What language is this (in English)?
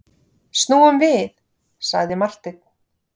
Icelandic